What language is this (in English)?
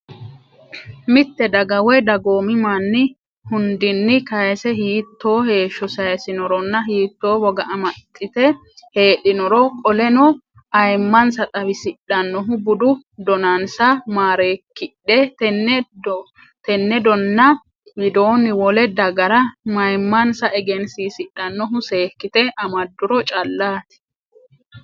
Sidamo